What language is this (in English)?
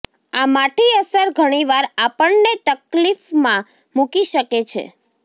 Gujarati